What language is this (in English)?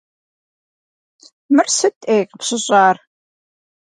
Kabardian